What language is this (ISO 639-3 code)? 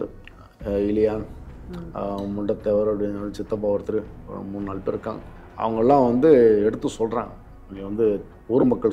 kor